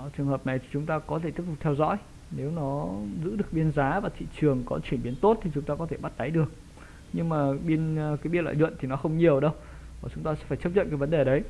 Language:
Vietnamese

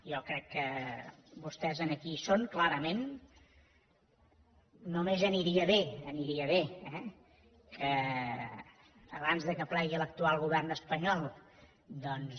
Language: Catalan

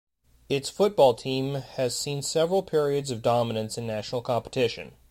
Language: English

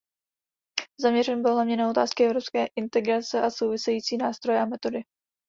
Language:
Czech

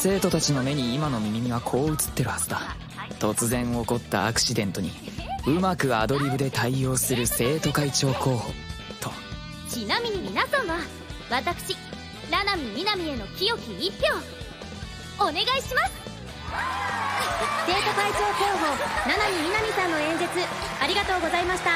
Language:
Japanese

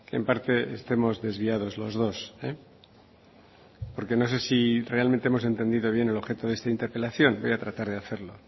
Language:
Spanish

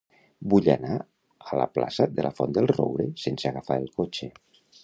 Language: Catalan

